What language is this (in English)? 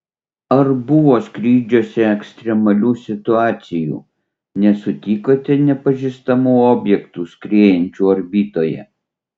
Lithuanian